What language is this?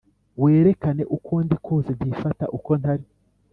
Kinyarwanda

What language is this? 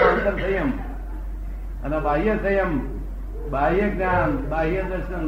Gujarati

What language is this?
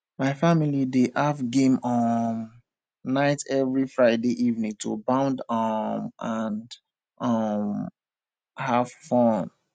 Nigerian Pidgin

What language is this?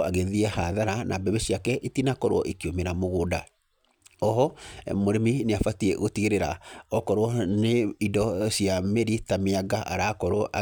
Kikuyu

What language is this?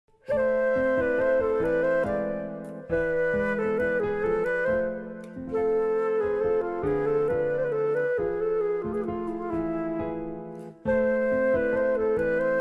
Turkish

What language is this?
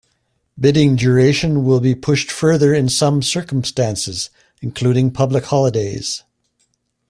English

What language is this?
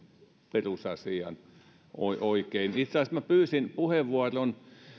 Finnish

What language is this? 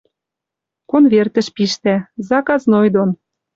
Western Mari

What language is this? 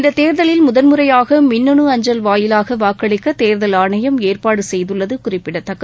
Tamil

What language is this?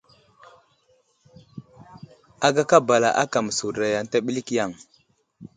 Wuzlam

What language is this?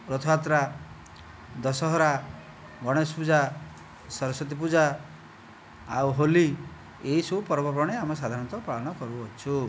Odia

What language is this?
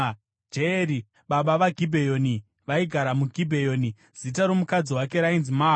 Shona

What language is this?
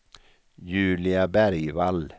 Swedish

